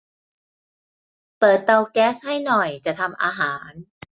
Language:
Thai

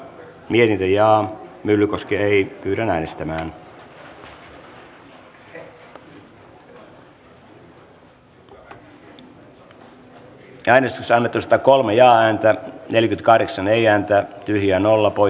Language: Finnish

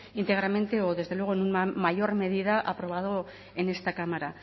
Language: Spanish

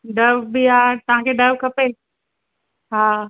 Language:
Sindhi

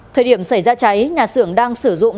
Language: Vietnamese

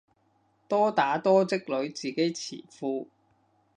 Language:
Cantonese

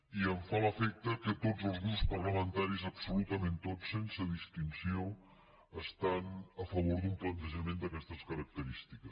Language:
Catalan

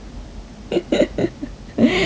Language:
English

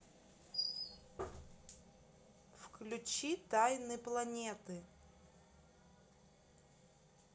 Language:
Russian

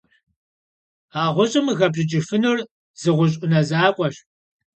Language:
Kabardian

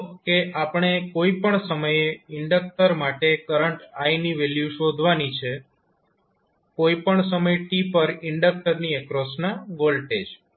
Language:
Gujarati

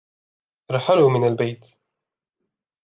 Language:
Arabic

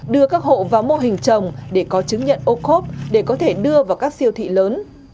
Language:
Vietnamese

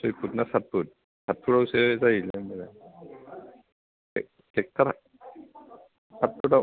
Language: Bodo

